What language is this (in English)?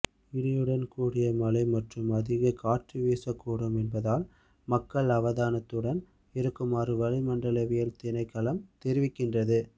Tamil